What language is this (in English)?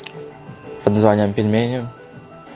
Russian